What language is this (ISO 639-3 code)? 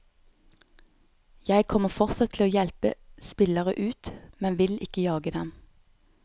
nor